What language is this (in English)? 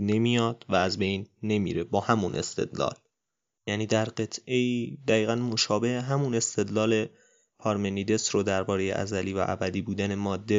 Persian